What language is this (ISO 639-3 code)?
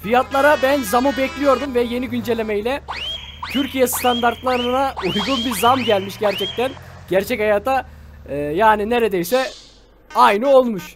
tur